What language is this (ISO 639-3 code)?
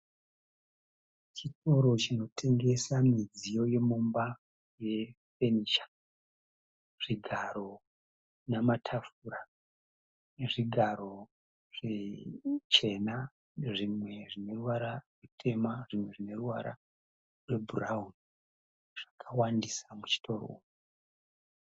sna